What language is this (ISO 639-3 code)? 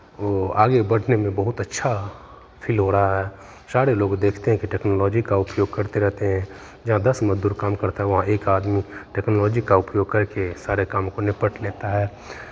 hin